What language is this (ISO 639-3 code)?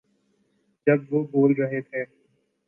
urd